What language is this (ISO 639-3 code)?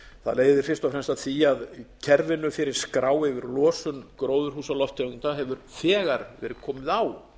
isl